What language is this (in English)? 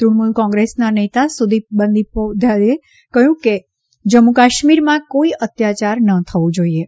Gujarati